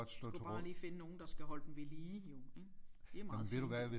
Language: Danish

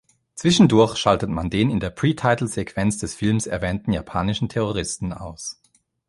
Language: German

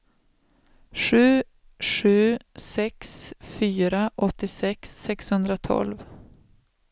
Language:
Swedish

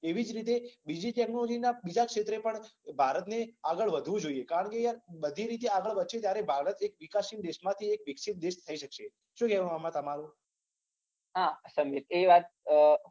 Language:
Gujarati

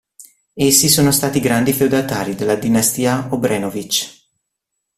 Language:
Italian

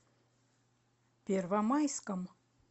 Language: Russian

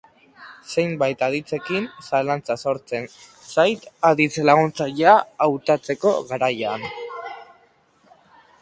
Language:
Basque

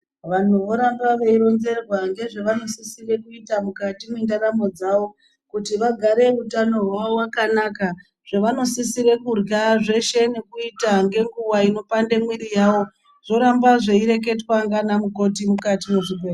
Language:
Ndau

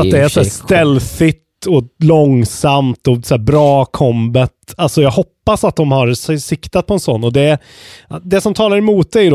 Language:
Swedish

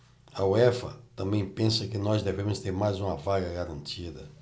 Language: Portuguese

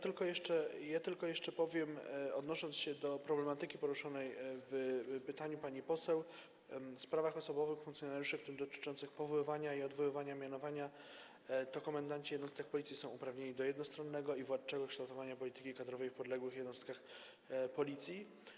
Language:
Polish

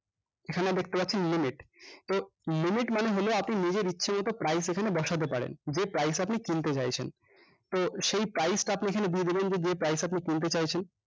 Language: Bangla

